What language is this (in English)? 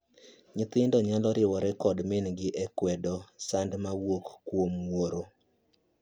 Luo (Kenya and Tanzania)